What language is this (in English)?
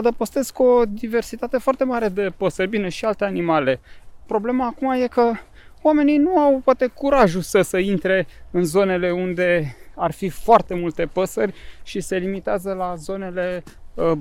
Romanian